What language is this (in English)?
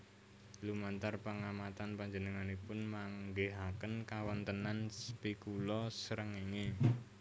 Javanese